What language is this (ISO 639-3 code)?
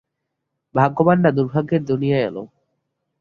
ben